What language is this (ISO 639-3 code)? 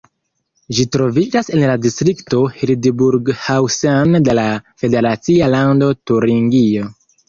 epo